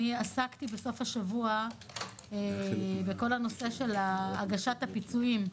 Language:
Hebrew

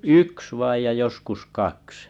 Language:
Finnish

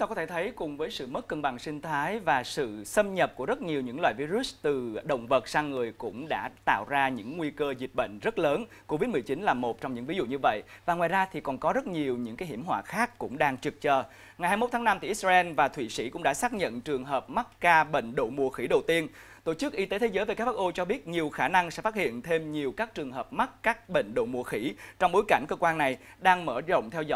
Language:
Vietnamese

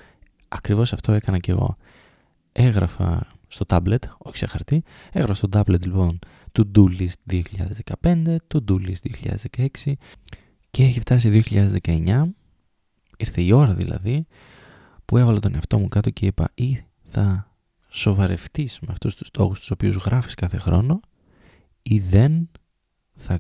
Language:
Greek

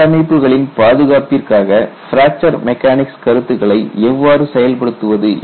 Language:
Tamil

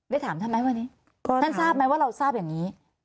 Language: Thai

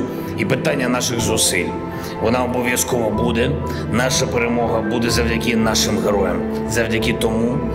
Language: Ukrainian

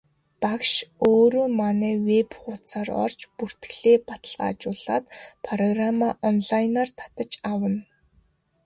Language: Mongolian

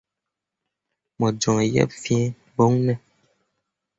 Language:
Mundang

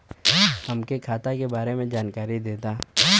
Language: Bhojpuri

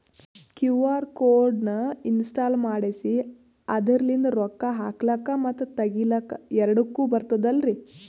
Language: Kannada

